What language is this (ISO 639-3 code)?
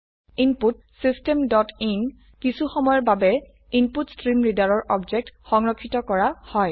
asm